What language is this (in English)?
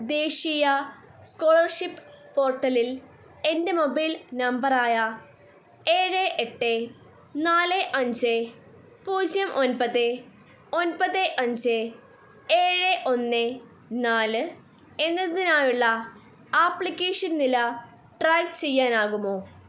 Malayalam